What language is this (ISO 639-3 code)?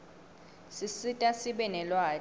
ssw